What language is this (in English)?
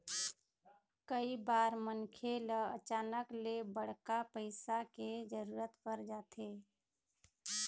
Chhattisgarhi